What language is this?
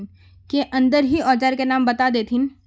Magahi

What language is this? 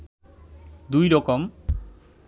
Bangla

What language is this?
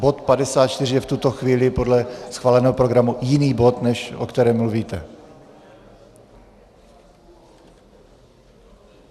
Czech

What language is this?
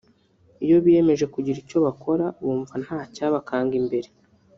Kinyarwanda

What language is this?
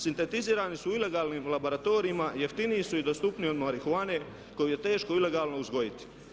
Croatian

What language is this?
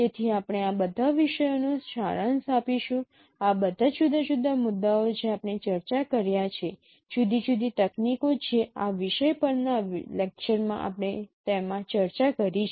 Gujarati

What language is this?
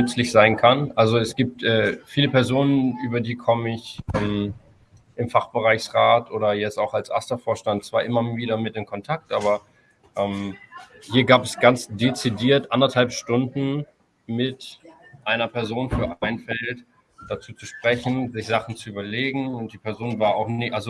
German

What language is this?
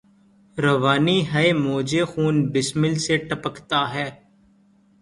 Urdu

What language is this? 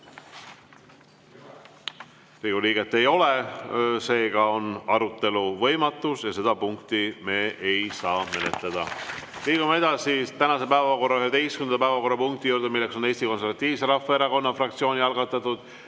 Estonian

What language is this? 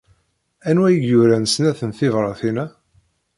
Kabyle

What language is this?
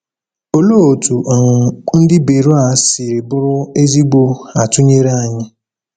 Igbo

